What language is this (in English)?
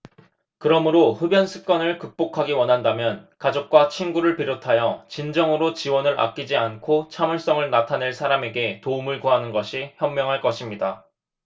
Korean